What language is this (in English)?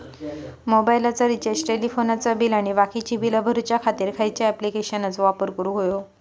Marathi